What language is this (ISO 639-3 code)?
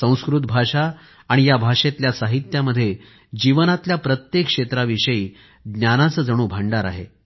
mar